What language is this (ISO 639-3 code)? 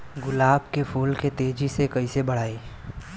bho